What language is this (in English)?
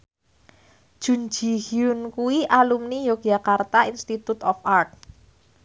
Javanese